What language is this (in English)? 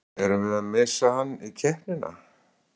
Icelandic